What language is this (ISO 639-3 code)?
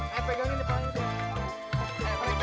ind